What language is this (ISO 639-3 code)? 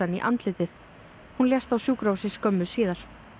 isl